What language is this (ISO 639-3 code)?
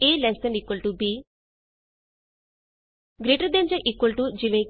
pan